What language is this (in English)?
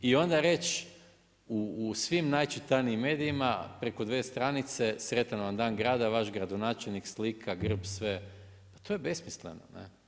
Croatian